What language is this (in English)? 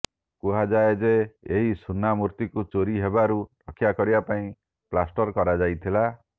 Odia